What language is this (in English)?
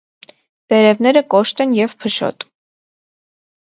Armenian